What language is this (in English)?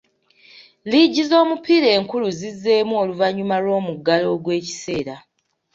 Ganda